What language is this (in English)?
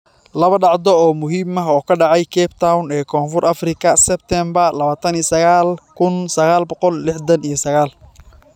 Somali